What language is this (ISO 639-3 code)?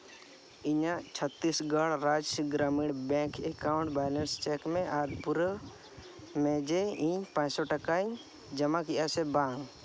sat